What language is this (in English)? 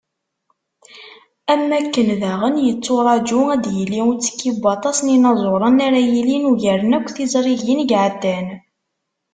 Kabyle